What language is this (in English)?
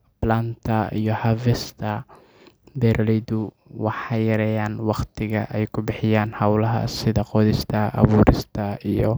Somali